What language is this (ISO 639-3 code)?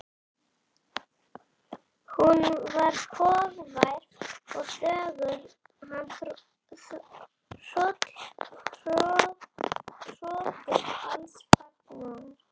isl